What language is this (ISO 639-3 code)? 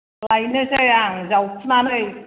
brx